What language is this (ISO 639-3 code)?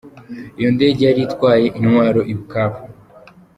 kin